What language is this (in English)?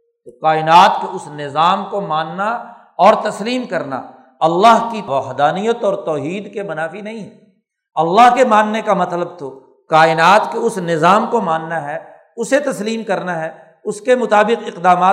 Urdu